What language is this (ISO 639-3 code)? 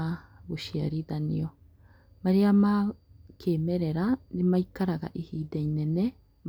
kik